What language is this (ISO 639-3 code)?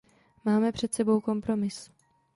ces